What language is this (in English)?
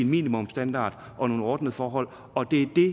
Danish